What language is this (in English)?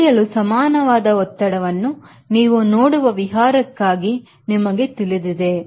Kannada